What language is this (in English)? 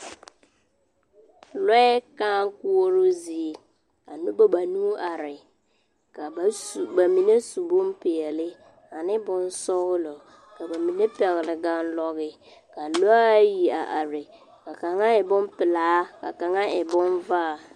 Southern Dagaare